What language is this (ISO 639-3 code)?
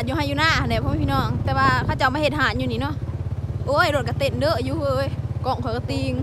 tha